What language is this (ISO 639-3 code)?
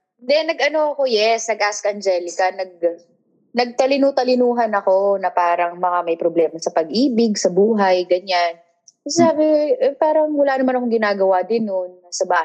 fil